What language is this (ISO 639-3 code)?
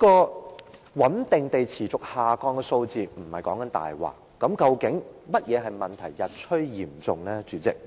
yue